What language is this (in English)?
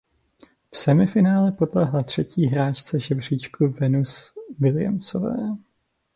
Czech